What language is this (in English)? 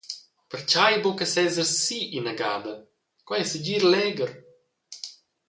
Romansh